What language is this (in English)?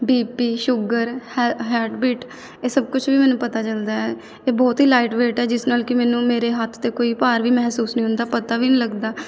Punjabi